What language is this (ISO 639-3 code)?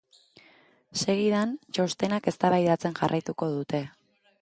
eus